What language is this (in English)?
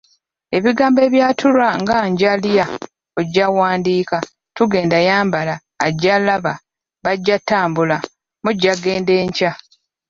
Ganda